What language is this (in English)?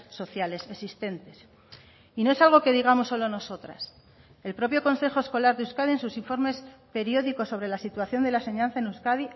Spanish